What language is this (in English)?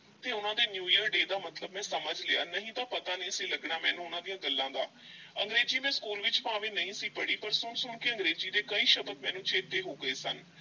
Punjabi